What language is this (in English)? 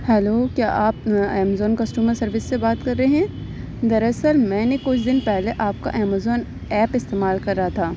Urdu